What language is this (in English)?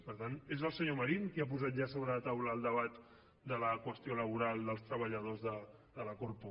Catalan